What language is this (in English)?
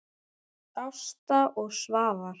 Icelandic